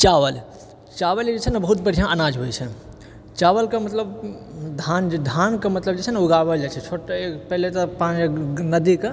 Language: Maithili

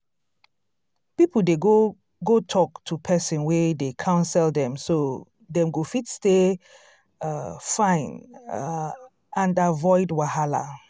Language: Nigerian Pidgin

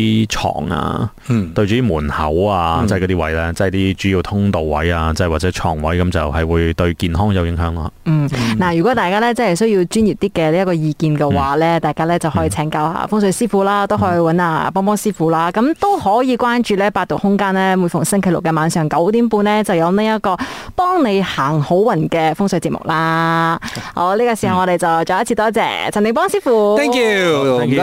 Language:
Chinese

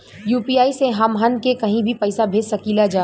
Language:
Bhojpuri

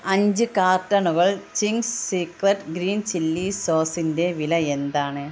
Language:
Malayalam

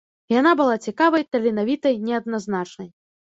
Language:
Belarusian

